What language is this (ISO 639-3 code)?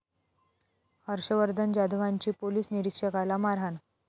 mar